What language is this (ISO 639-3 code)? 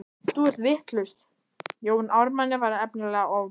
isl